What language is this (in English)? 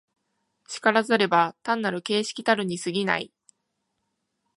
Japanese